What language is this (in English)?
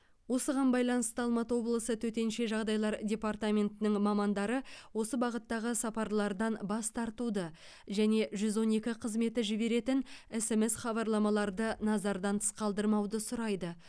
Kazakh